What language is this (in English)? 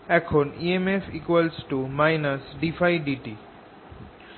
Bangla